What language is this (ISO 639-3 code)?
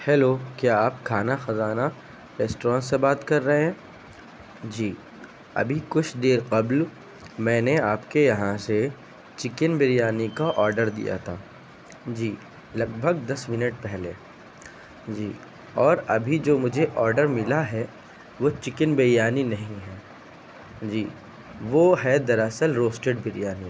urd